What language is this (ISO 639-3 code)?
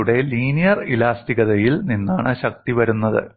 mal